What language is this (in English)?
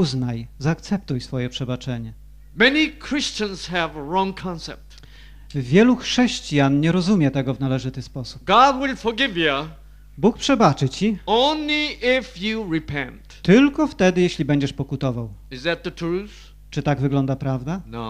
Polish